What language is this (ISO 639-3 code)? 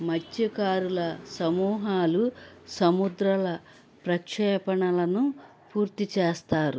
tel